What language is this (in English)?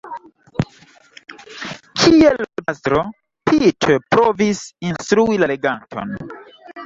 Esperanto